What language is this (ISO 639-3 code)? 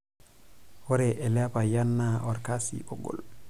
mas